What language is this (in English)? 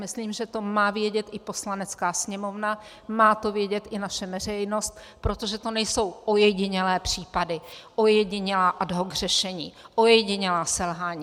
Czech